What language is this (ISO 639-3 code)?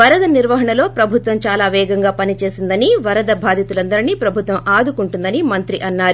tel